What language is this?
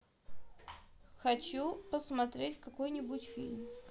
Russian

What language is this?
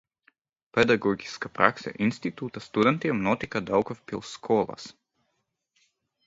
Latvian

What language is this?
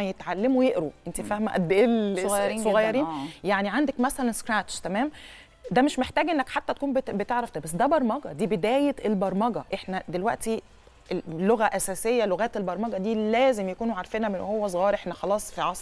Arabic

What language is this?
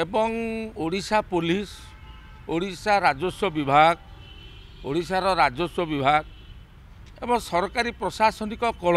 Indonesian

